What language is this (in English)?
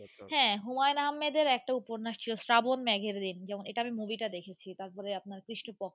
Bangla